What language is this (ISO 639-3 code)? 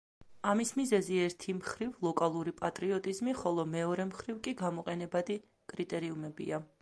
kat